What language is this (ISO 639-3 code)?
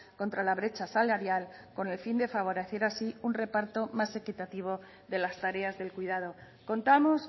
spa